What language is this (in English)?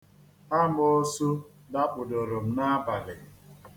Igbo